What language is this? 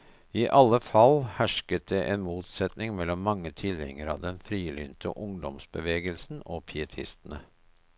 Norwegian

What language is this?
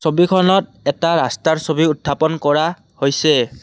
Assamese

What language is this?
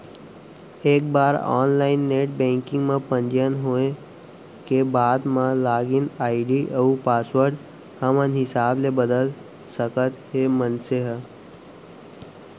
Chhattisgarhi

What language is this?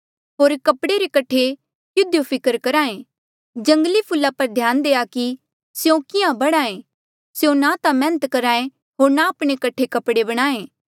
Mandeali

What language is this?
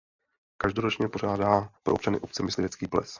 Czech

